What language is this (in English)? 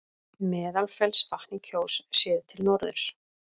Icelandic